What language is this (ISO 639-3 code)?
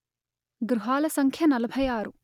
tel